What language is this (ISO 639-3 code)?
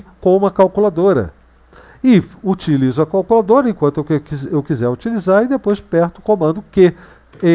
por